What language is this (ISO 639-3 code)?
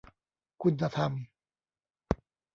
tha